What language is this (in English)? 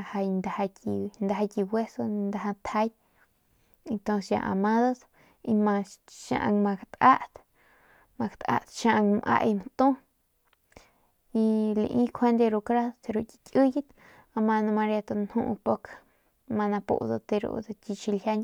Northern Pame